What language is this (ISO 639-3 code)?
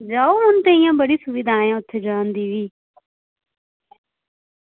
doi